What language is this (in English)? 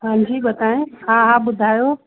Sindhi